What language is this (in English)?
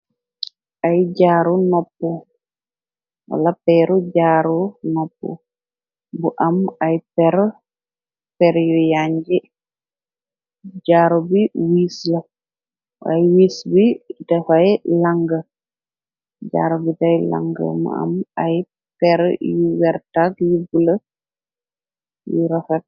Wolof